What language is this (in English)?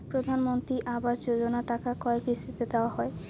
Bangla